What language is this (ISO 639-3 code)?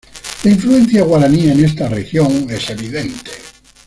spa